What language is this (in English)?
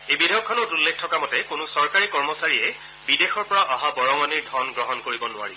Assamese